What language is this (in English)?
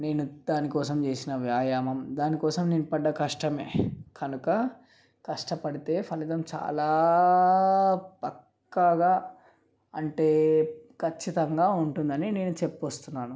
Telugu